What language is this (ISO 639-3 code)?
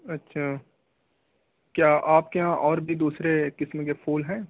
urd